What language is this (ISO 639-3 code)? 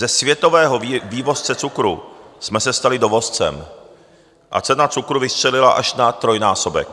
ces